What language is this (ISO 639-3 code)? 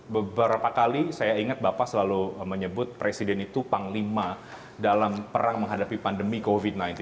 ind